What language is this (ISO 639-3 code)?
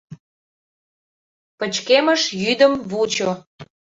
chm